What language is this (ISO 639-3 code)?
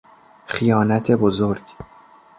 fas